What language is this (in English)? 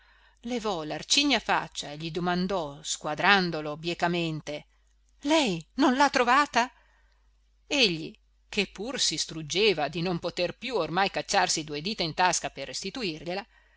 Italian